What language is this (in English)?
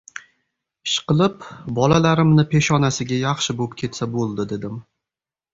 Uzbek